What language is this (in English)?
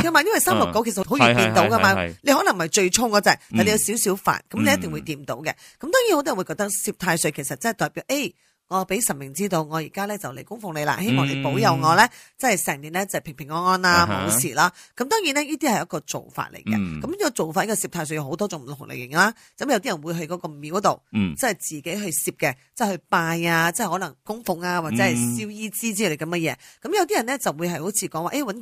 Chinese